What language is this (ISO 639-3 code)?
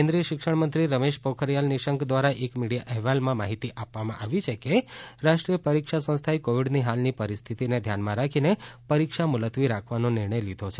guj